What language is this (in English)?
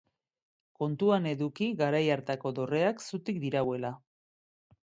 Basque